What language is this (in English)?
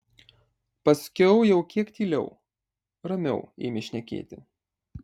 Lithuanian